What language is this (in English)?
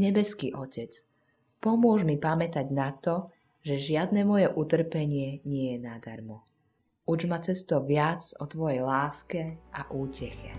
Slovak